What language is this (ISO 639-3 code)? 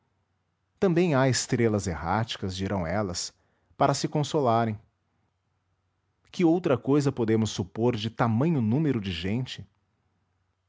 por